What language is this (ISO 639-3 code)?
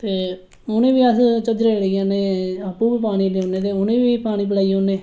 doi